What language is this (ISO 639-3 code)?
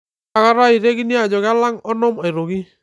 mas